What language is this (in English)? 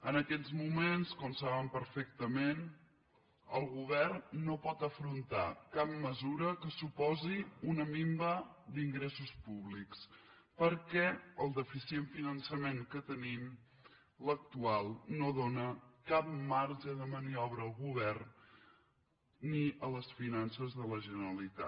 Catalan